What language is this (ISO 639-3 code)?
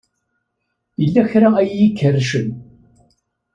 kab